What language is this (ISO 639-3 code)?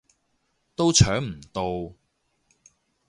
yue